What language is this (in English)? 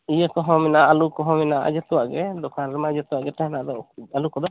Santali